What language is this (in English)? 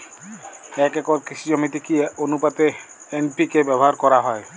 Bangla